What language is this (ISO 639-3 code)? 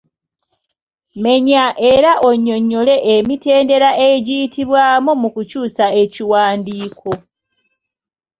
lug